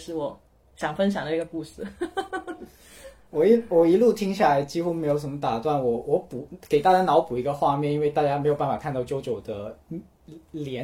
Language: Chinese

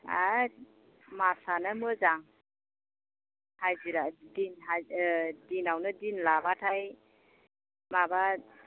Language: Bodo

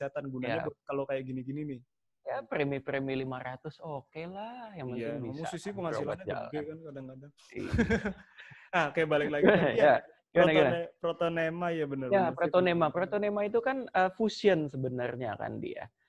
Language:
Indonesian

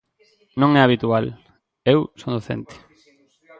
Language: Galician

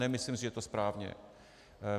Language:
Czech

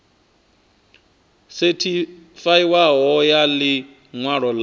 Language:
Venda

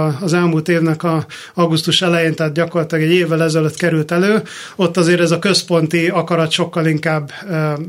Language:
Hungarian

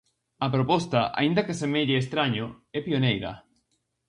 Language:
Galician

